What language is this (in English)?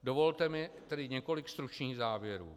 Czech